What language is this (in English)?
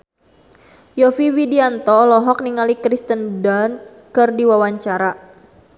Sundanese